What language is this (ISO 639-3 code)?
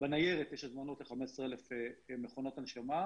heb